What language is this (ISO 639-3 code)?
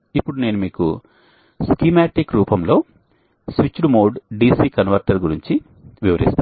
tel